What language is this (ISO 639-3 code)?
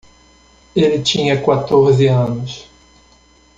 por